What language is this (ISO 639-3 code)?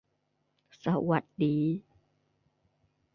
tha